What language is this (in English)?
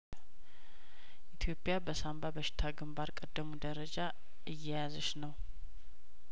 Amharic